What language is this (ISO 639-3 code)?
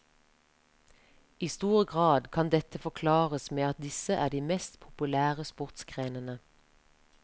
nor